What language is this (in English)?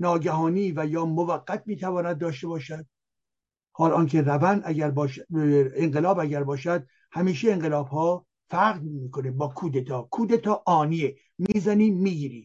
Persian